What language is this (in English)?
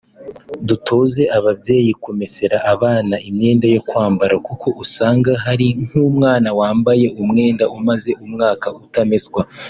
Kinyarwanda